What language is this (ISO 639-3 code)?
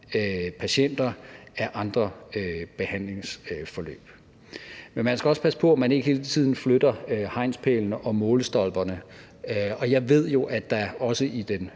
dan